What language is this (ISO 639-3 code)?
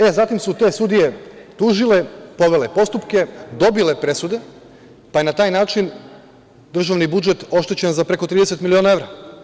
srp